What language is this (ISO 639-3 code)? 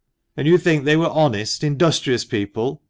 eng